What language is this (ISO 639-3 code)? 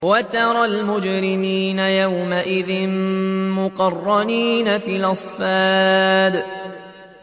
ara